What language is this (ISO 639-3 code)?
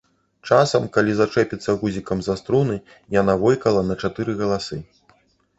bel